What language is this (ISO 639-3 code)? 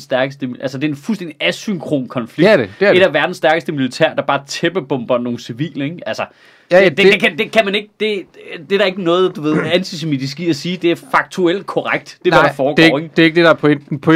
dan